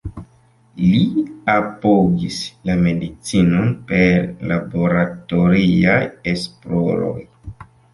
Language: Esperanto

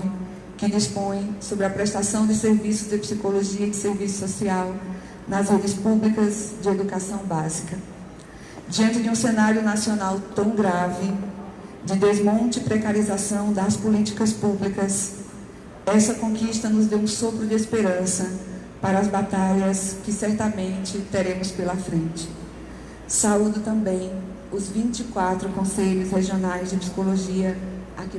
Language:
Portuguese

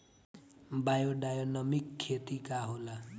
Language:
Bhojpuri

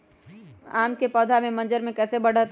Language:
Magahi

